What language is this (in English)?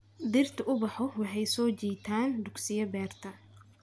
Somali